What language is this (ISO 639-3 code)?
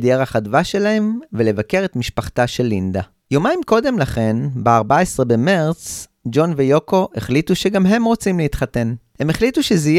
heb